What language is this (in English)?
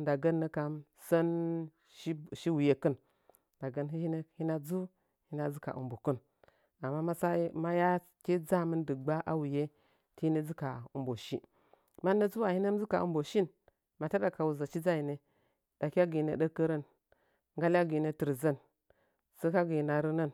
Nzanyi